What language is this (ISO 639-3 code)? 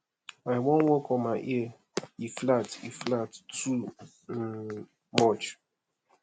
pcm